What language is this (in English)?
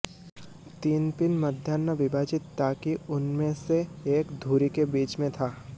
Hindi